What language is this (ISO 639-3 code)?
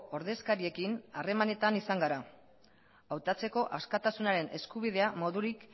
eus